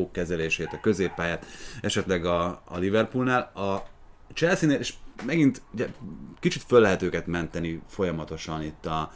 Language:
Hungarian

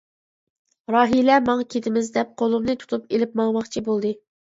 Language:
Uyghur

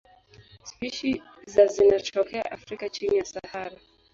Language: Swahili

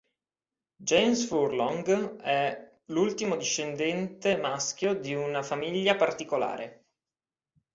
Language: Italian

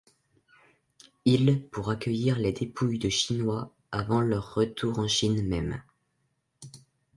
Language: French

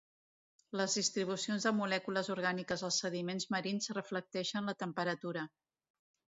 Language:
Catalan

